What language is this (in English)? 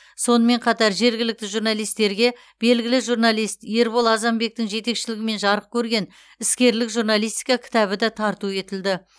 Kazakh